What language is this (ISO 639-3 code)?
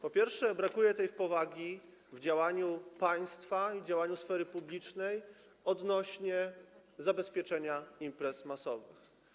pol